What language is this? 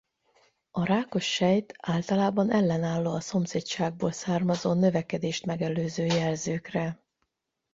Hungarian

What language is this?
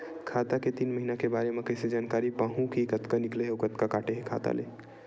Chhattisgarhi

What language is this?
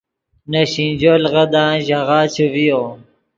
Yidgha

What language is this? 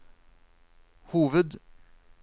Norwegian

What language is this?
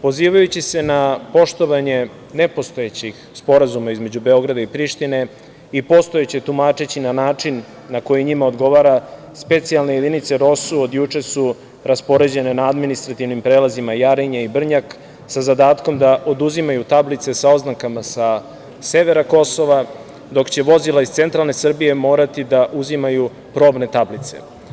Serbian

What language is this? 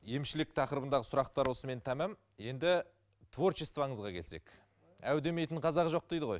Kazakh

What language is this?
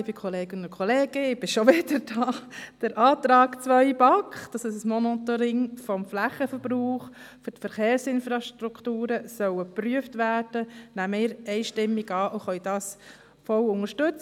Swiss German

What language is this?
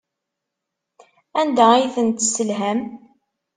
Kabyle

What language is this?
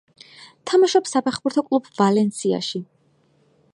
Georgian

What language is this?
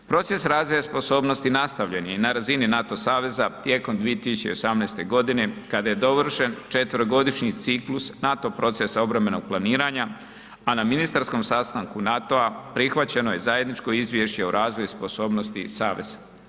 Croatian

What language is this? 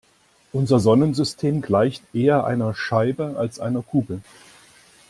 German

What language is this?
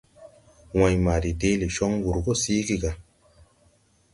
Tupuri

